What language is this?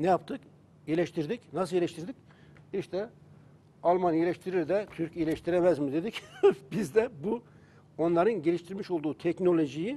Turkish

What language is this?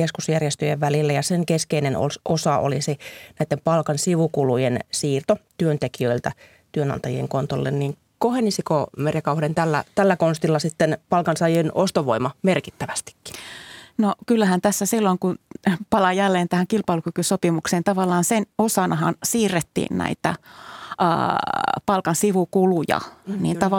Finnish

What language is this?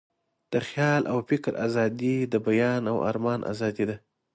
Pashto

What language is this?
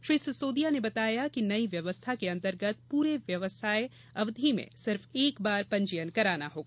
Hindi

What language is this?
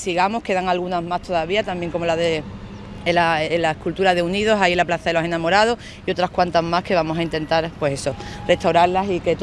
Spanish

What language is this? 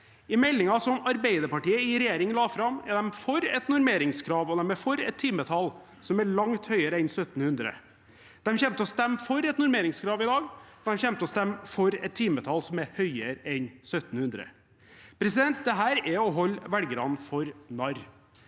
Norwegian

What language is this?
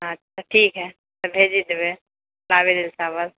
Maithili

